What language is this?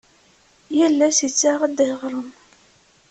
Kabyle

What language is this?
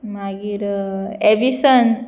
Konkani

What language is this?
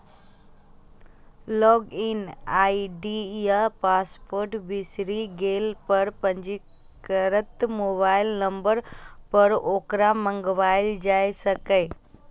Maithili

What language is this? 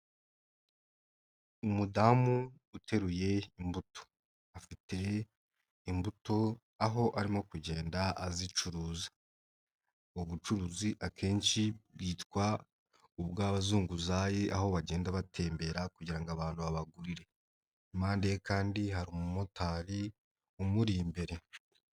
Kinyarwanda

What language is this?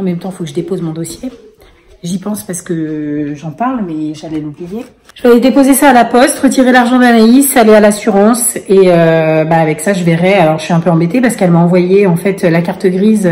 French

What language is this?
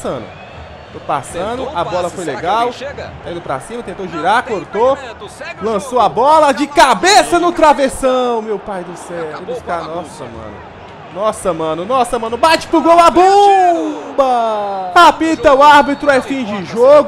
Portuguese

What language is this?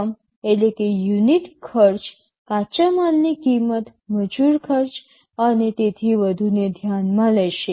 Gujarati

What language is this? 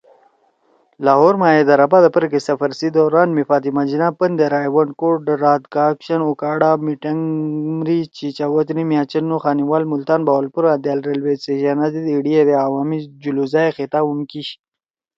Torwali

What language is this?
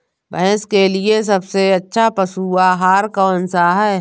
Hindi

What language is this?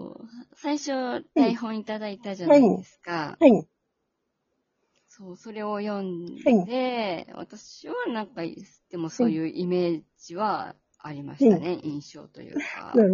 Japanese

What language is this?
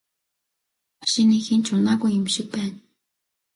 Mongolian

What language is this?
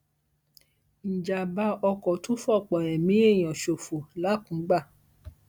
Yoruba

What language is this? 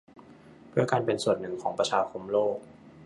Thai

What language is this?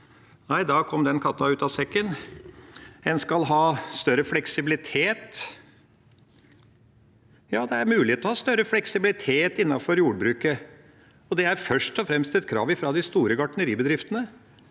Norwegian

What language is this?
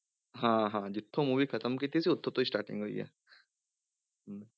Punjabi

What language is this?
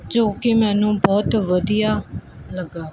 Punjabi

